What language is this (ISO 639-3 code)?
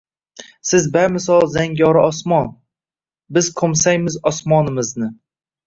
uzb